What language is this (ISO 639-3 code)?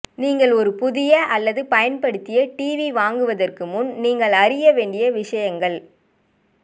tam